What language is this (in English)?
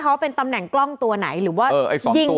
Thai